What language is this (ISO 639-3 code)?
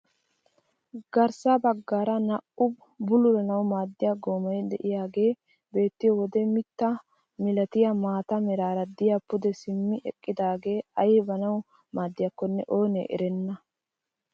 wal